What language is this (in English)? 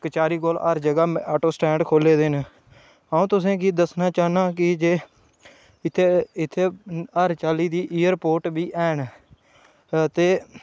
Dogri